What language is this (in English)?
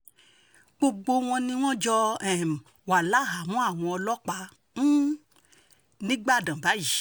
Yoruba